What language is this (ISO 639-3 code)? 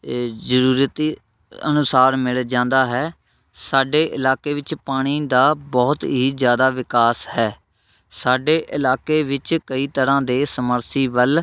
pan